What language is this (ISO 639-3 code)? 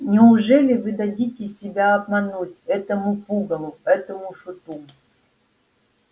rus